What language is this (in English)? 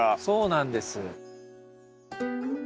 Japanese